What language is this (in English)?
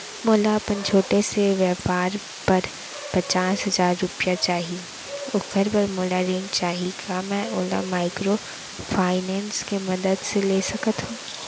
Chhattisgarhi